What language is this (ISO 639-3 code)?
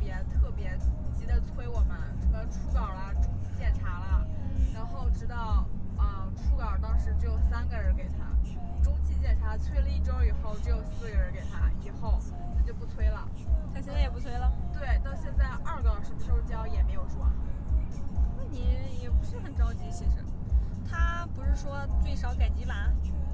zho